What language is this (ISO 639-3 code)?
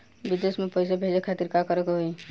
bho